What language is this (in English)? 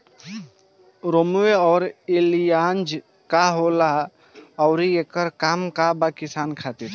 Bhojpuri